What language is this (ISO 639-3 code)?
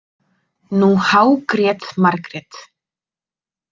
isl